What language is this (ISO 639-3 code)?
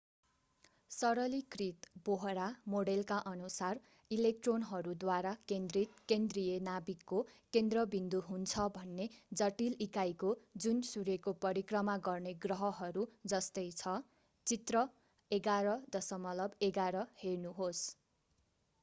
nep